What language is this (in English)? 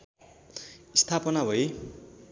Nepali